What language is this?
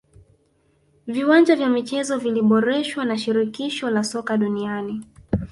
Swahili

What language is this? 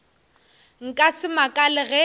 Northern Sotho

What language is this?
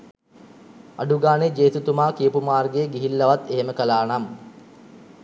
Sinhala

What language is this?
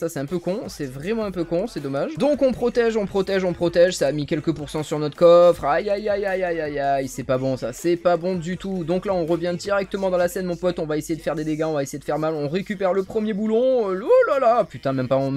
French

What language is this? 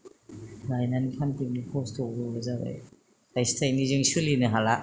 Bodo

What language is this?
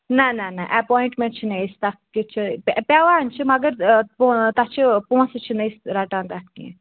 Kashmiri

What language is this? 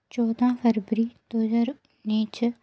Dogri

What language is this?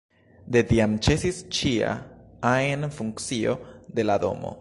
Esperanto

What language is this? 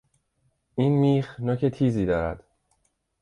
Persian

